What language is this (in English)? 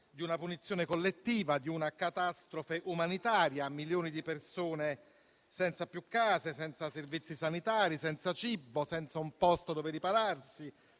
Italian